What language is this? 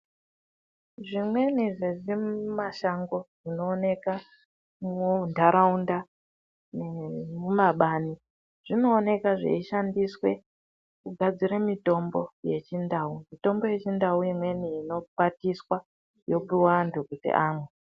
Ndau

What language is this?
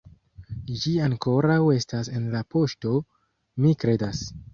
Esperanto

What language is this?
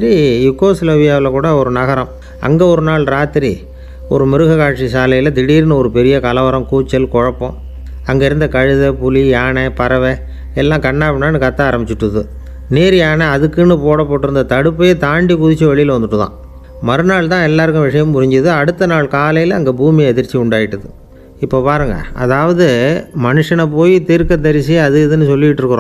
Romanian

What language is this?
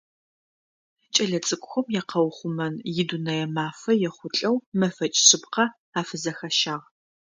Adyghe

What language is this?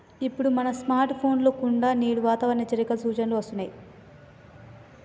Telugu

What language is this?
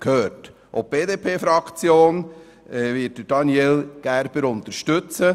Swiss German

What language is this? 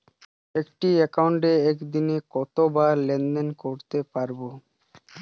Bangla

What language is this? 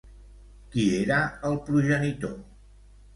Catalan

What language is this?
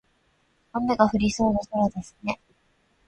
Japanese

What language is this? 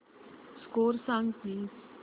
Marathi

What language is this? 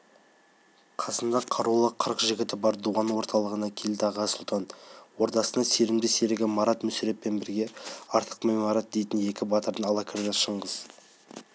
Kazakh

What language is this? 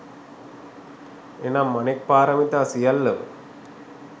Sinhala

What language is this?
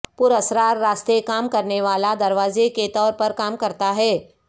Urdu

